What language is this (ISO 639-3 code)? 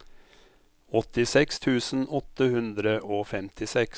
nor